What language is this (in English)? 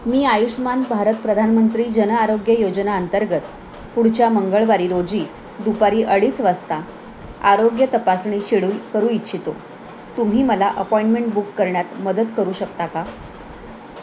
Marathi